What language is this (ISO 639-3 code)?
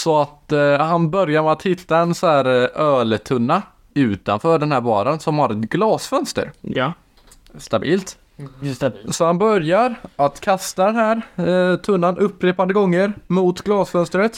swe